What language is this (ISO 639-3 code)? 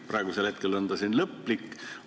est